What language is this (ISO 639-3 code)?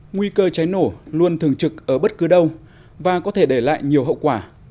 vie